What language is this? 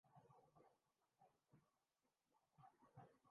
Urdu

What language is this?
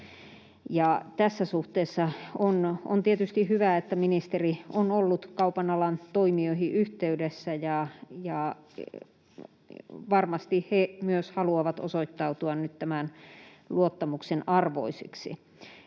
Finnish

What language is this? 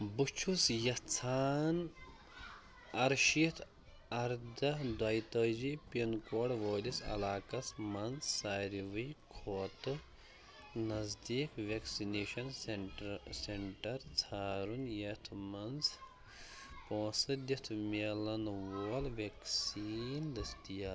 Kashmiri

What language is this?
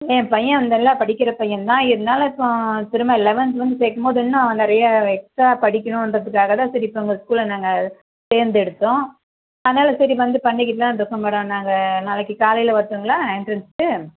Tamil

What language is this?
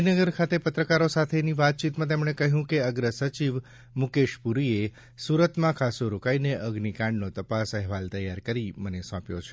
Gujarati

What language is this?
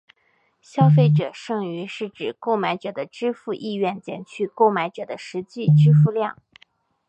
Chinese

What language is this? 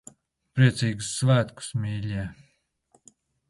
Latvian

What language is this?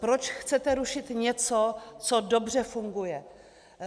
Czech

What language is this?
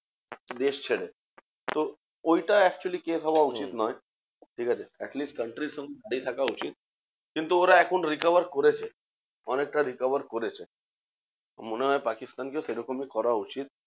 Bangla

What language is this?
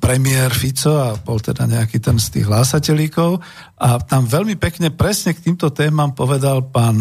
Slovak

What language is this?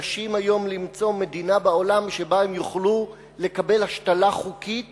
Hebrew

